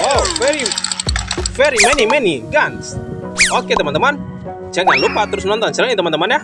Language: Indonesian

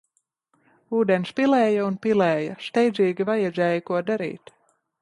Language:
Latvian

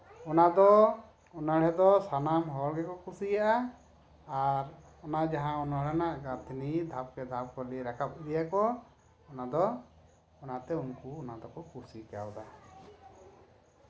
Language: Santali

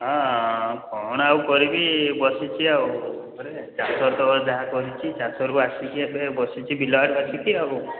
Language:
Odia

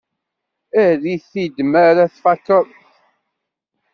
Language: Kabyle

